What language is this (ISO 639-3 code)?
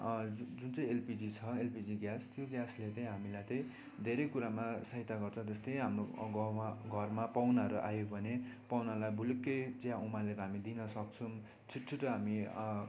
nep